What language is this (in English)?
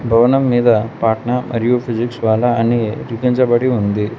Telugu